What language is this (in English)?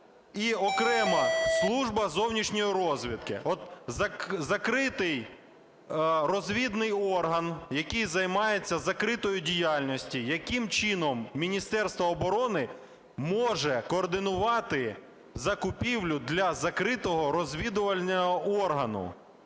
Ukrainian